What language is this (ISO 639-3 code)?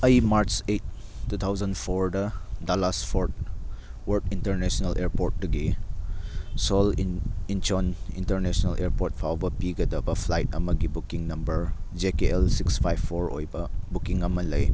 mni